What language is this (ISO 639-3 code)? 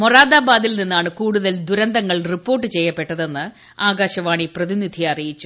mal